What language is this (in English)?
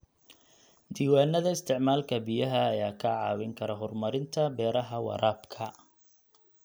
Somali